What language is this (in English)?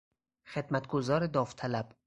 Persian